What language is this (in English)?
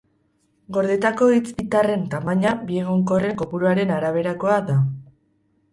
Basque